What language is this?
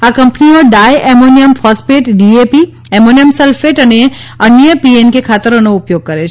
Gujarati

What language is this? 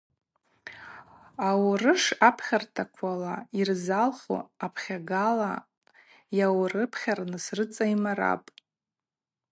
Abaza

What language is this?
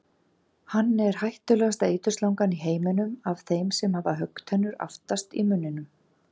Icelandic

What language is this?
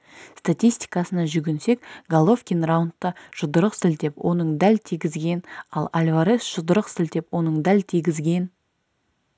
Kazakh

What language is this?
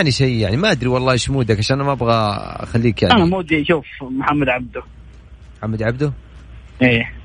Arabic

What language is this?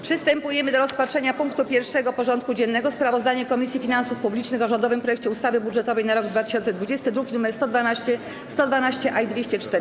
Polish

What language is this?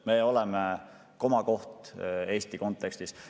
Estonian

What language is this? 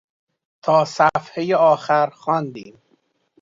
Persian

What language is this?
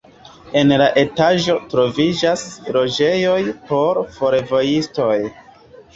Esperanto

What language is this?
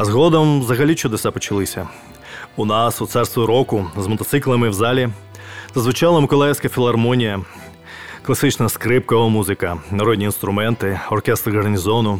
Ukrainian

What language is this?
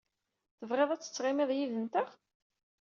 Kabyle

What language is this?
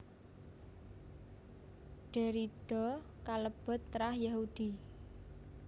Javanese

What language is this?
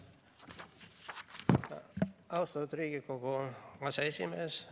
Estonian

